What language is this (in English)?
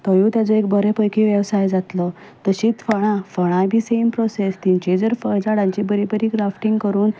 Konkani